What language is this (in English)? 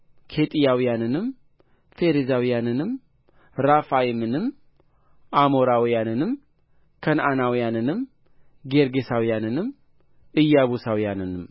Amharic